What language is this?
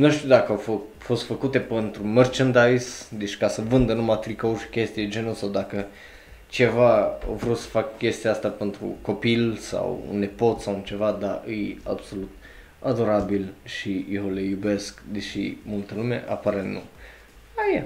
Romanian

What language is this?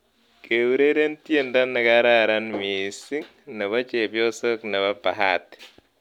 Kalenjin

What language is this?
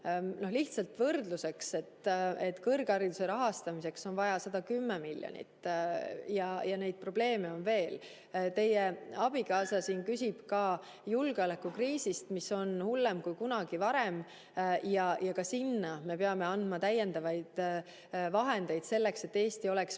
Estonian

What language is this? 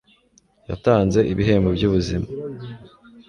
Kinyarwanda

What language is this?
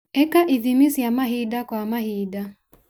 Kikuyu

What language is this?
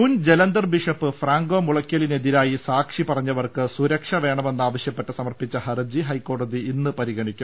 Malayalam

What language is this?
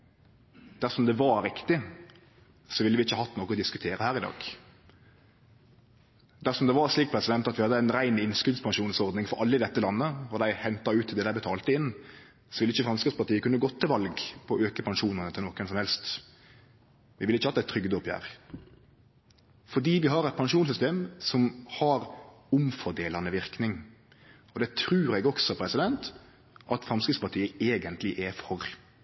Norwegian Nynorsk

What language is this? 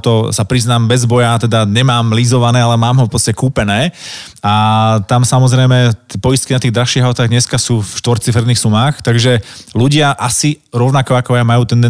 Slovak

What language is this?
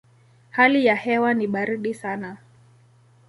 Swahili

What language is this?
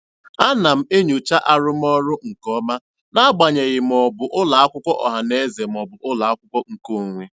Igbo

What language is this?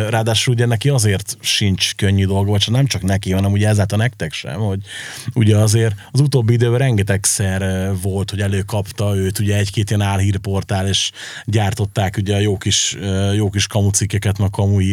Hungarian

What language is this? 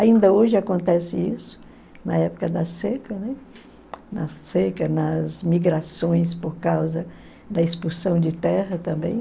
Portuguese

